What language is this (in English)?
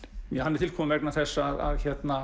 Icelandic